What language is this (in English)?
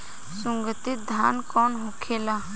Bhojpuri